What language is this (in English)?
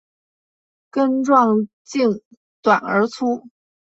Chinese